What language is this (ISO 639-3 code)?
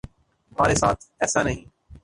urd